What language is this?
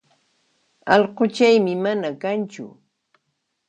Puno Quechua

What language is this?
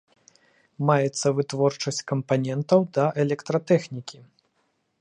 Belarusian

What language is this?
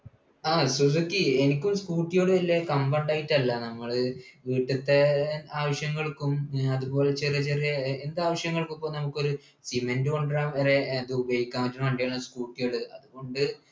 Malayalam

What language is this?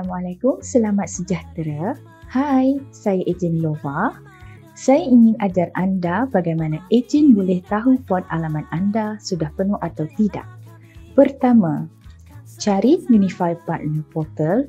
Malay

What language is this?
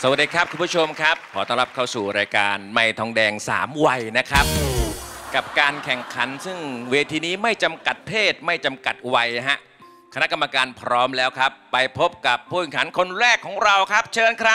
Thai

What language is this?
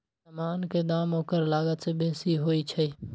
Magahi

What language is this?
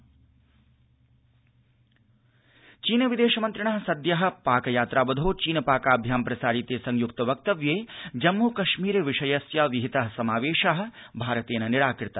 Sanskrit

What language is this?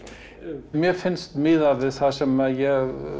Icelandic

